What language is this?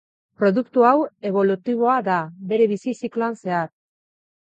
Basque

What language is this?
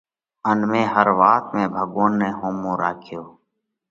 Parkari Koli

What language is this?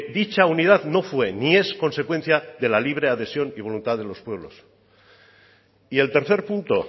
Spanish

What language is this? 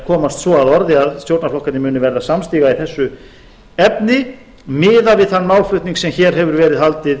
Icelandic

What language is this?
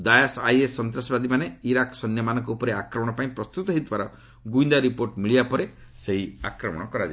Odia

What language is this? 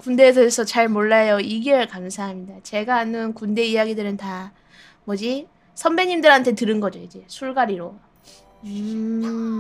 Korean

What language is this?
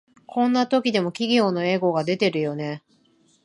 Japanese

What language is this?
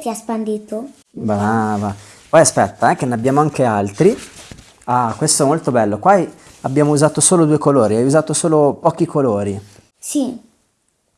Italian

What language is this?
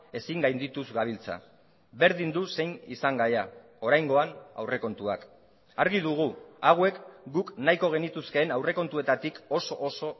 Basque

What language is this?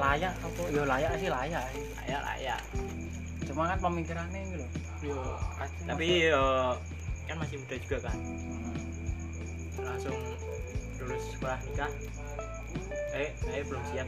Indonesian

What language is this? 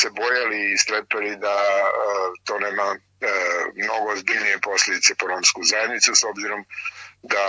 Croatian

